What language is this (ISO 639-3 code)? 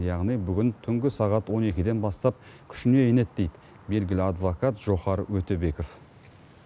kaz